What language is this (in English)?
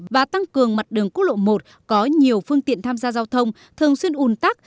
Vietnamese